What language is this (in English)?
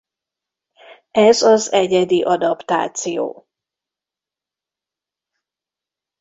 Hungarian